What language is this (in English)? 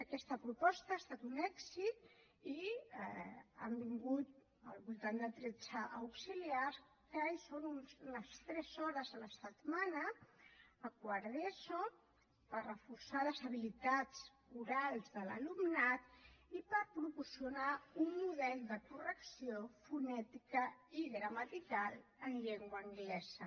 Catalan